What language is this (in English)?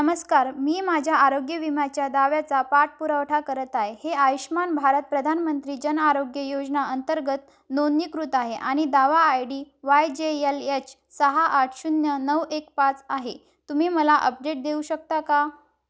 Marathi